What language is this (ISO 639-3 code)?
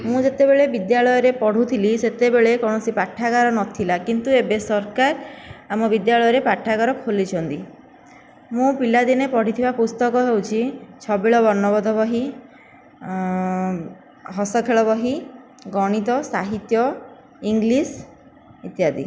ori